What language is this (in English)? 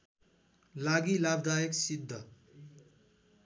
Nepali